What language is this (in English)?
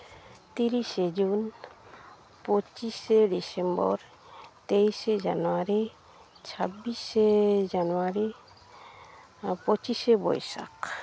Santali